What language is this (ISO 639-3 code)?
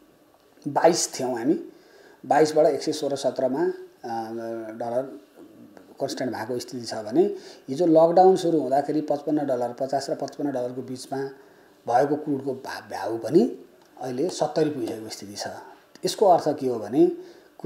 eng